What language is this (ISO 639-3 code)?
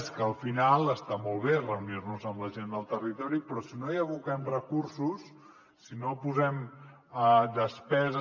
cat